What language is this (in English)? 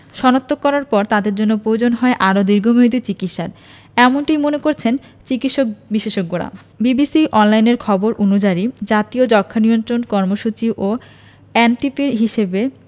Bangla